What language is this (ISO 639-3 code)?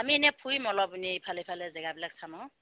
asm